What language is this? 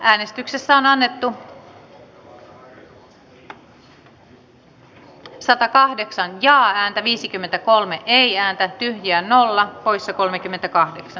Finnish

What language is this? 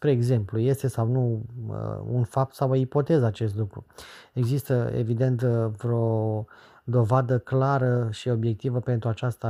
Romanian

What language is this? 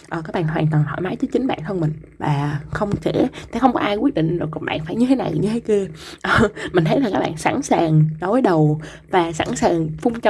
Vietnamese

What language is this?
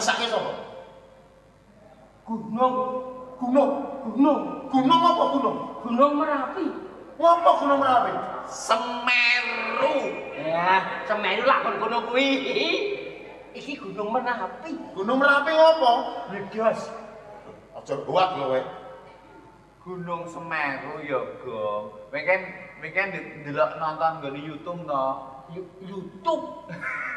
Indonesian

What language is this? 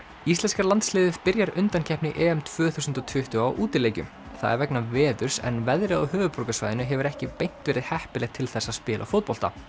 Icelandic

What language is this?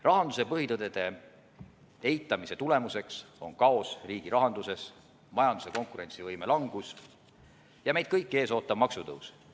Estonian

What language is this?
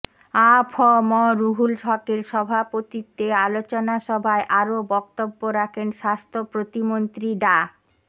Bangla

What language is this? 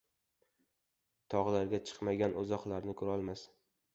Uzbek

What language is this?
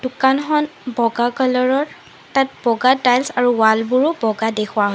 Assamese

